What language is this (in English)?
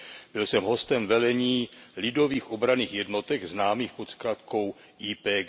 Czech